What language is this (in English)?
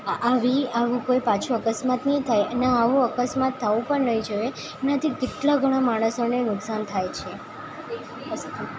Gujarati